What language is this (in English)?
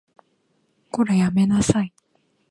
Japanese